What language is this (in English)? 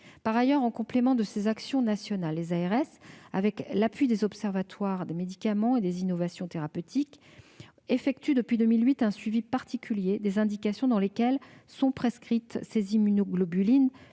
French